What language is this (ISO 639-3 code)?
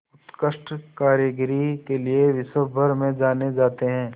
hin